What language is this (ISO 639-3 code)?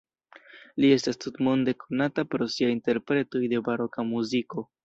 epo